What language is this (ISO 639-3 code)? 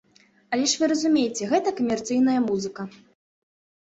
bel